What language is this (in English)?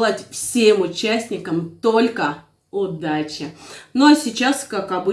Russian